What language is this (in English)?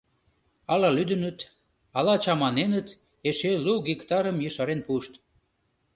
Mari